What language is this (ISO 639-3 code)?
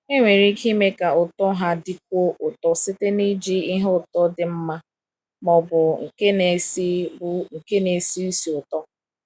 ibo